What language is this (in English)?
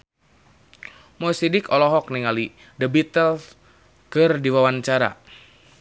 Sundanese